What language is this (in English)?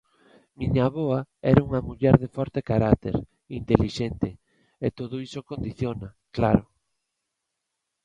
Galician